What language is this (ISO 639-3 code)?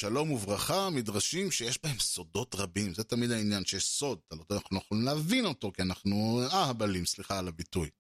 heb